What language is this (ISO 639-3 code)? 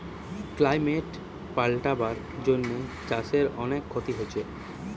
ben